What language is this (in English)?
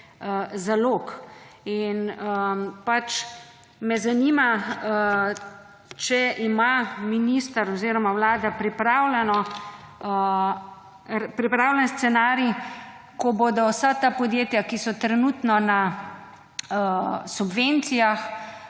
Slovenian